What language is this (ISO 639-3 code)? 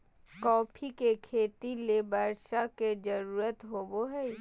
mag